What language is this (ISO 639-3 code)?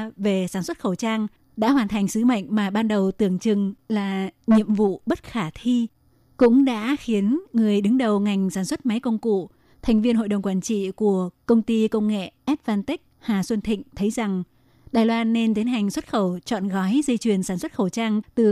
vie